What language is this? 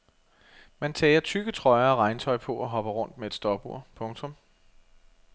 Danish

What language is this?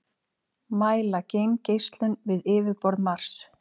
Icelandic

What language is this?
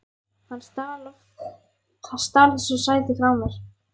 Icelandic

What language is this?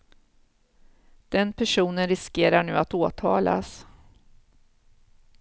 Swedish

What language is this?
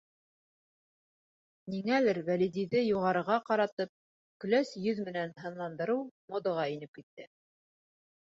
Bashkir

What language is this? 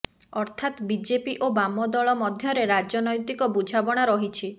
Odia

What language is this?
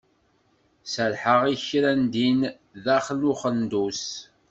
Kabyle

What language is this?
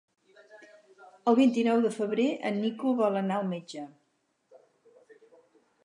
Catalan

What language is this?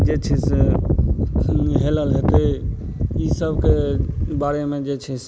Maithili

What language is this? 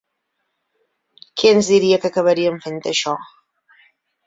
Catalan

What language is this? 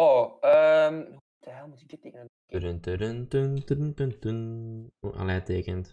Dutch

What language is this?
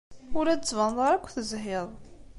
Kabyle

